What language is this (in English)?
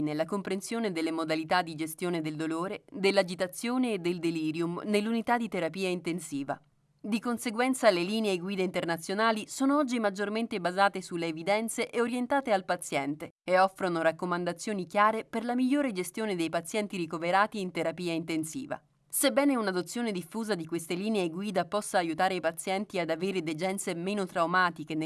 Italian